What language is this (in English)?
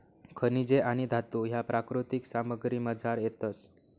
Marathi